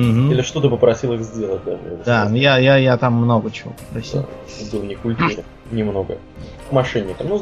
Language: Russian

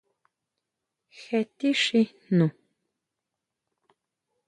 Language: Huautla Mazatec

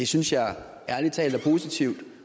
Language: Danish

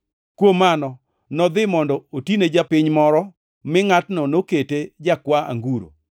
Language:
Luo (Kenya and Tanzania)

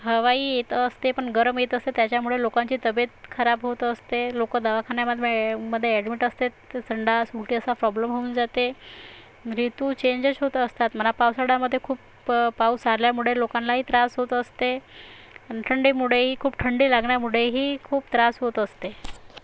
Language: Marathi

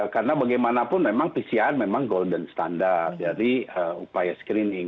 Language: Indonesian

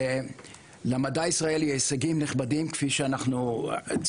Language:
Hebrew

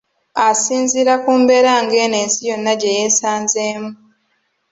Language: Ganda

